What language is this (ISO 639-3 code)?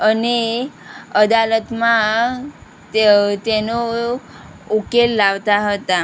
guj